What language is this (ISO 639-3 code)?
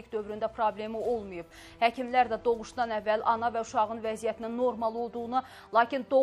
tur